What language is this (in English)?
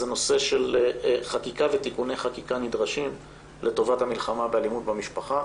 Hebrew